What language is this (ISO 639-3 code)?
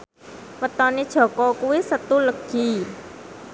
jav